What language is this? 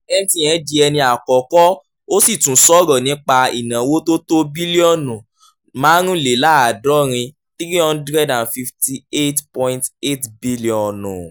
Yoruba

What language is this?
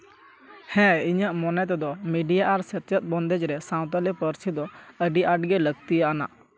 Santali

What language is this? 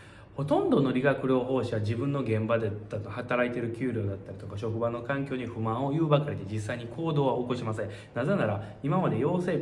Japanese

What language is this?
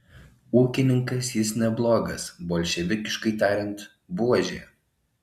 Lithuanian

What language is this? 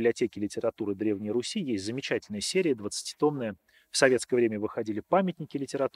Russian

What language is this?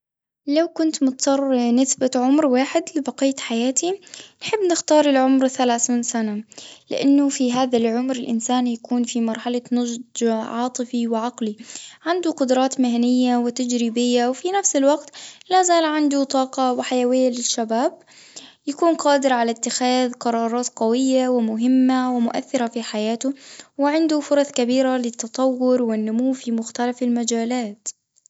Tunisian Arabic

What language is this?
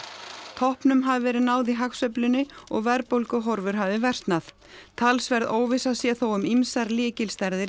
Icelandic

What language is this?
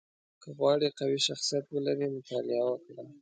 Pashto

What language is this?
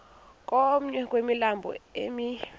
Xhosa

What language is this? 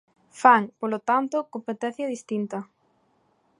Galician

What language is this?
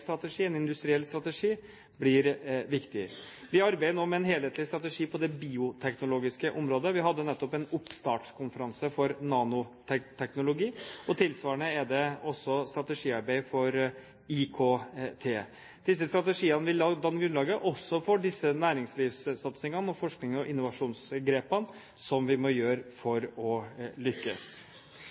Norwegian Bokmål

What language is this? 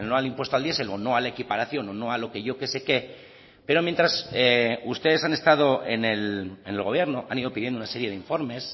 Spanish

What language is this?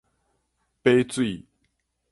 Min Nan Chinese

